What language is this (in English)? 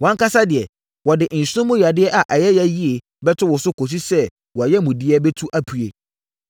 Akan